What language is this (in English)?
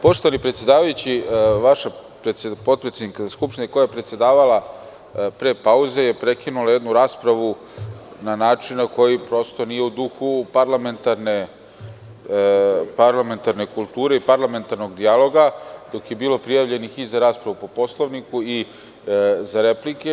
Serbian